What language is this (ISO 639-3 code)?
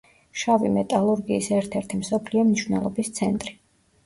kat